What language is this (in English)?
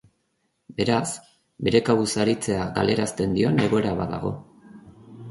Basque